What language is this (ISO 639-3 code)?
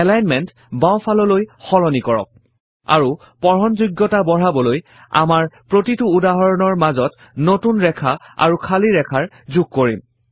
asm